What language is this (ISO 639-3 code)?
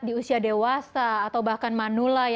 ind